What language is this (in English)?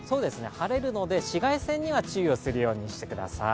Japanese